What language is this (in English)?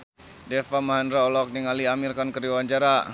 Sundanese